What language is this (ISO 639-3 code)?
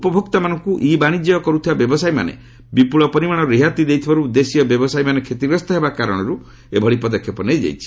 ori